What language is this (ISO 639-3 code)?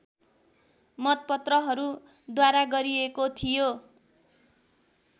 nep